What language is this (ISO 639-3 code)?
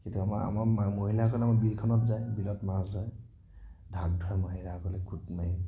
asm